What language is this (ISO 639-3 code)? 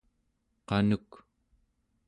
esu